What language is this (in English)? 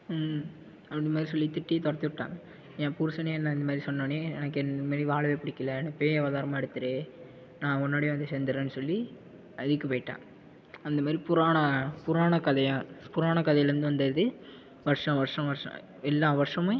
Tamil